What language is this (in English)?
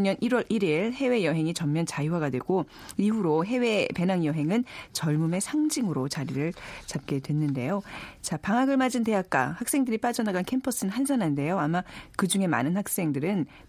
Korean